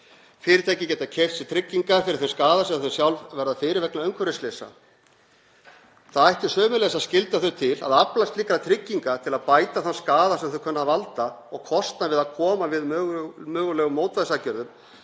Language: Icelandic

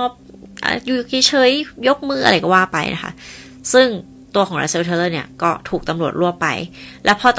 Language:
Thai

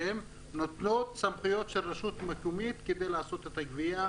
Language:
Hebrew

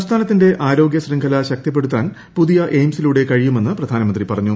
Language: Malayalam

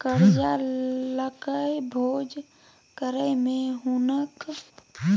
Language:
Maithili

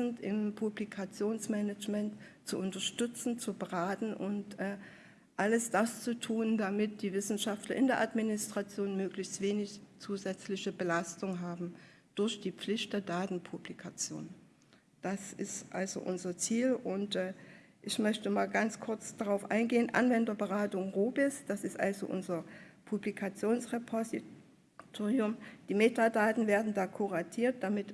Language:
German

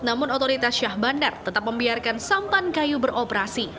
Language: Indonesian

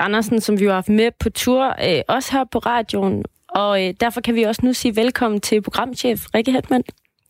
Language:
Danish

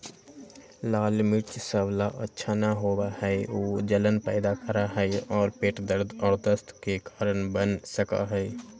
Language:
Magahi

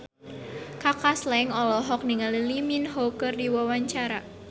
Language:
Sundanese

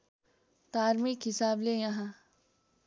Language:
Nepali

